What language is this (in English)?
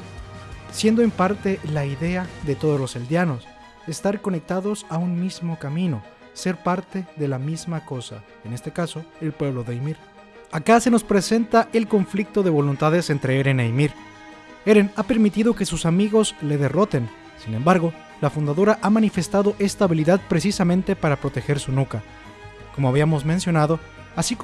Spanish